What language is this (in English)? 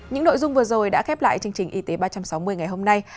Vietnamese